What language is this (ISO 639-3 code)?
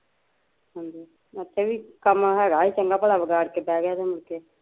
pan